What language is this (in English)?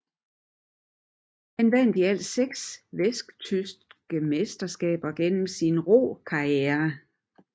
Danish